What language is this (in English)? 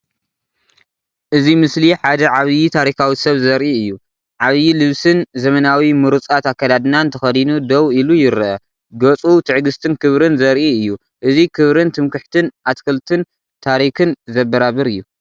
Tigrinya